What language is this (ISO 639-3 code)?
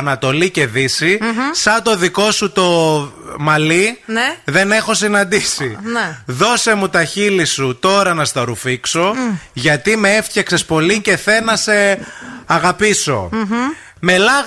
ell